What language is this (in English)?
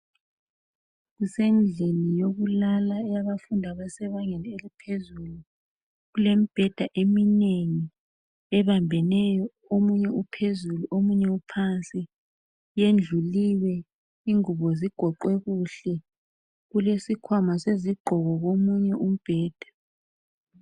North Ndebele